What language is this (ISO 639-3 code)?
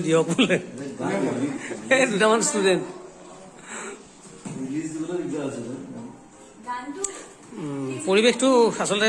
ind